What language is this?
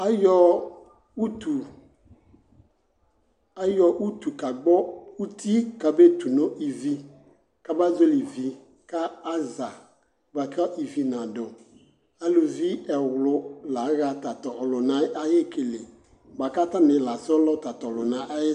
Ikposo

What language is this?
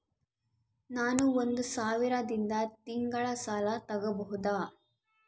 Kannada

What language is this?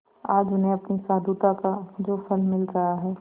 Hindi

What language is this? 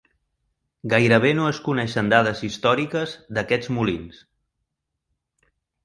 Catalan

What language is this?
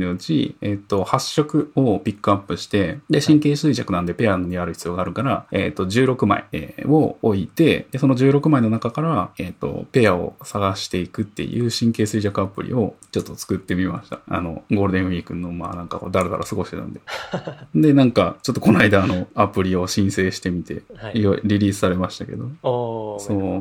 Japanese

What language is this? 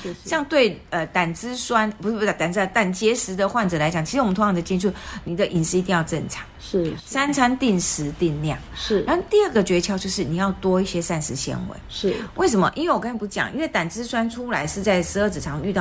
Chinese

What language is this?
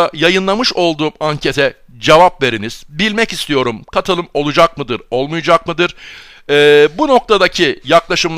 Turkish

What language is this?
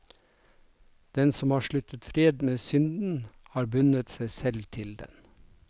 Norwegian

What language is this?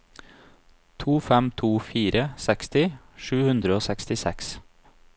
Norwegian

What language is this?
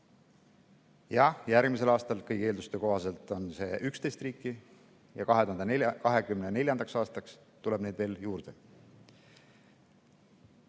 Estonian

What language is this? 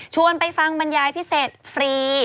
Thai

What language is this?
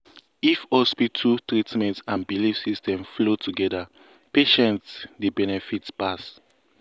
Nigerian Pidgin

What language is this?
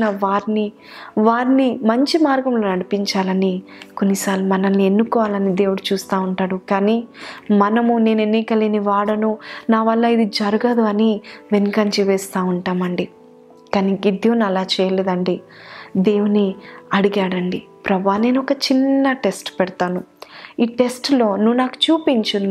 Telugu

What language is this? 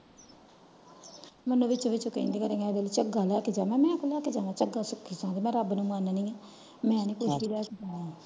Punjabi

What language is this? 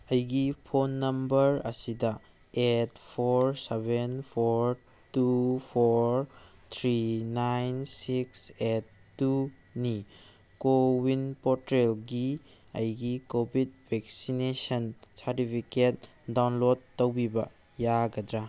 Manipuri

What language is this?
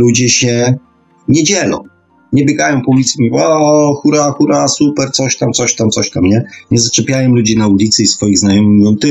Polish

